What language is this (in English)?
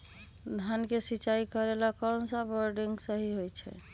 Magahi